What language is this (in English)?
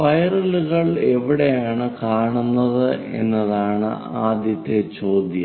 Malayalam